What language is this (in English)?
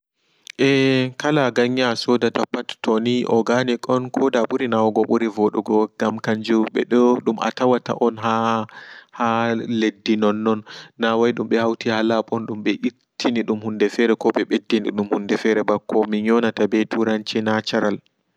Fula